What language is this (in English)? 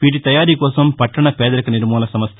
Telugu